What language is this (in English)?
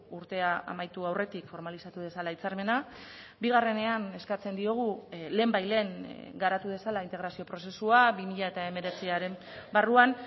Basque